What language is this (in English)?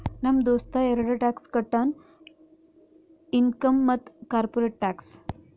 Kannada